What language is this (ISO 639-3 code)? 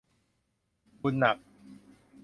tha